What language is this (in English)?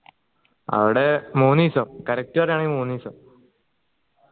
Malayalam